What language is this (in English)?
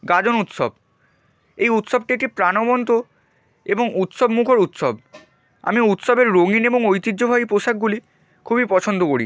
Bangla